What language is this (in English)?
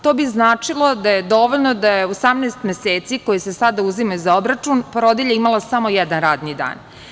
Serbian